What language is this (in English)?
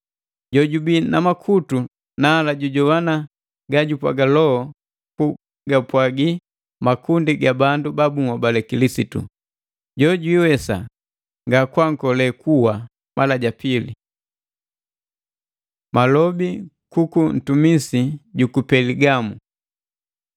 Matengo